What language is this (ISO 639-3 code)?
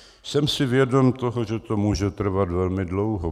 ces